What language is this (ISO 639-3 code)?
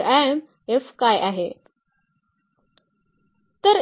mar